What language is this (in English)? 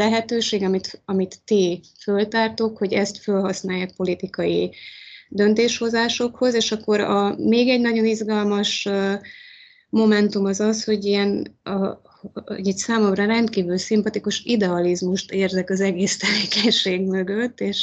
Hungarian